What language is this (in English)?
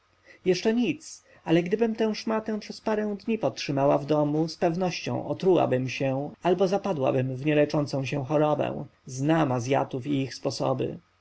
Polish